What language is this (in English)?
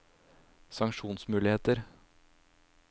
Norwegian